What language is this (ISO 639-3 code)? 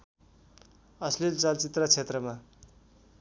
nep